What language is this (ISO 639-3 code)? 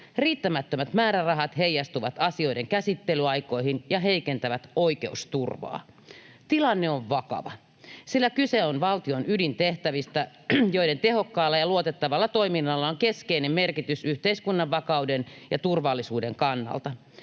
fin